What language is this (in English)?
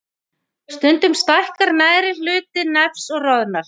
Icelandic